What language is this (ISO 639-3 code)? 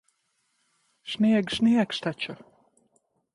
lav